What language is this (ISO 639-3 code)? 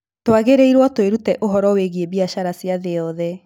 kik